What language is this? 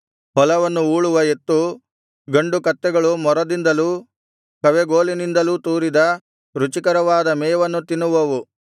Kannada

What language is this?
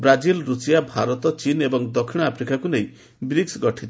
Odia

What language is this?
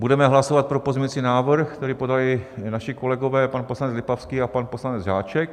Czech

